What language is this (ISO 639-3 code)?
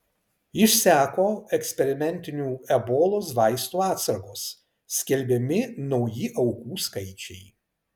lit